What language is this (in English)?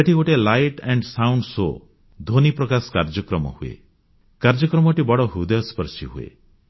Odia